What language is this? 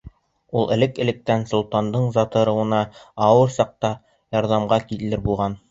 Bashkir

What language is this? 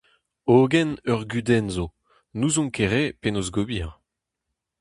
Breton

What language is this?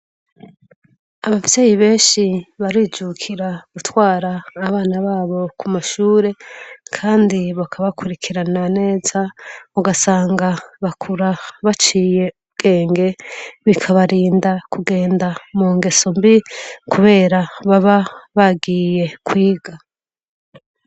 Rundi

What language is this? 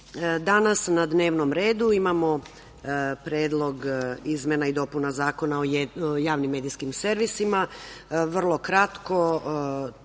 Serbian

